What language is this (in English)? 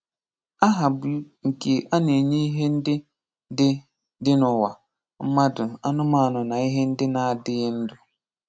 Igbo